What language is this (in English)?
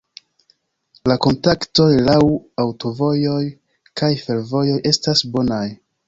Esperanto